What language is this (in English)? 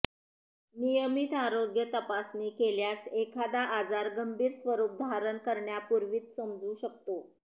Marathi